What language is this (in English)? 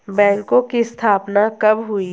Hindi